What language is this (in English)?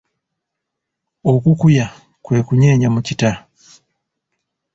Ganda